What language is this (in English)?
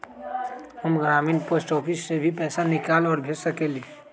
Magahi